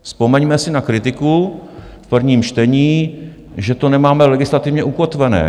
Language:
Czech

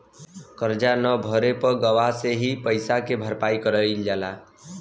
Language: Bhojpuri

